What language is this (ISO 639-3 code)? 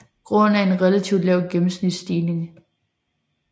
dan